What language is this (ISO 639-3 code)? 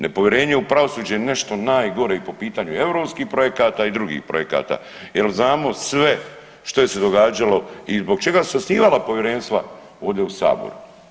hrv